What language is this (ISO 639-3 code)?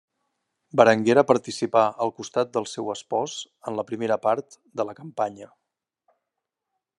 cat